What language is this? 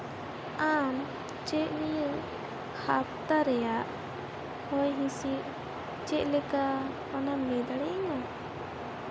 Santali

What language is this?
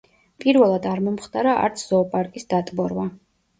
Georgian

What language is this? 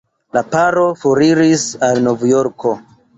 Esperanto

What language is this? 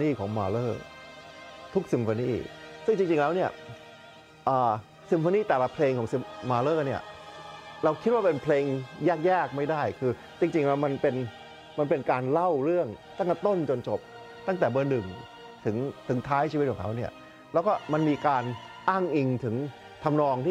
Thai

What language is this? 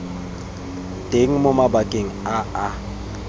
Tswana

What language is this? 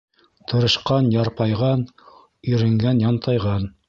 Bashkir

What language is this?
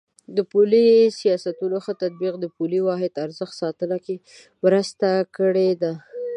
Pashto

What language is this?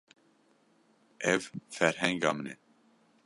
Kurdish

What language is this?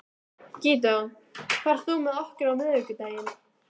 Icelandic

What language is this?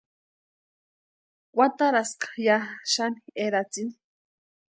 Western Highland Purepecha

